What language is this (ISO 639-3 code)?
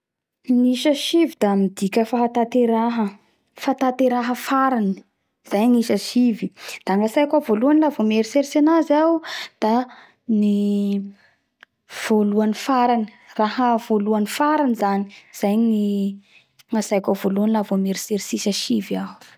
bhr